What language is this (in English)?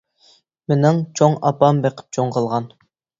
Uyghur